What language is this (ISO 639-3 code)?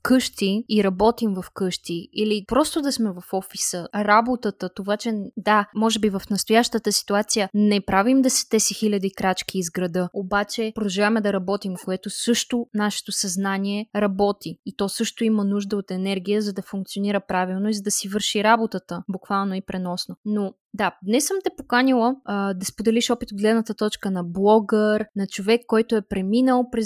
bul